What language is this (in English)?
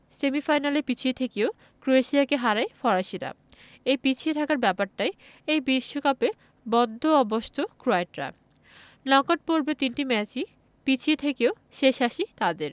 Bangla